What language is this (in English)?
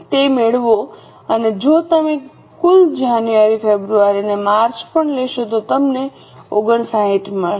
Gujarati